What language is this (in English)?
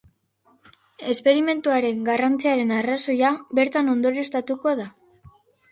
Basque